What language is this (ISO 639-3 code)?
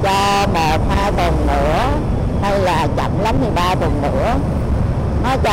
vie